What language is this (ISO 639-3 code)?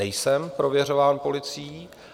ces